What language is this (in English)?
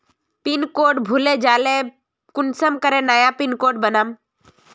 Magahi